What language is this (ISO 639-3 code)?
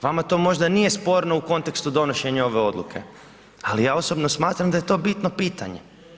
hrv